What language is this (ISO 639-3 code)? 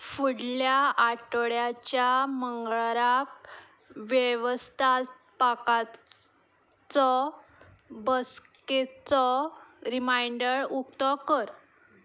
kok